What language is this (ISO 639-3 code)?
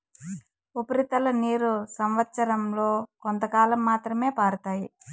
tel